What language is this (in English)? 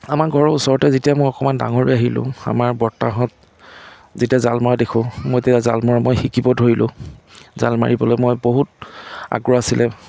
Assamese